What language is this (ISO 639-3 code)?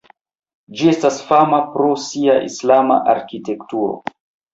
epo